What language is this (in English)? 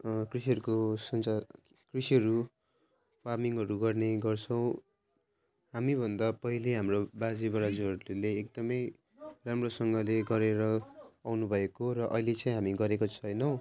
Nepali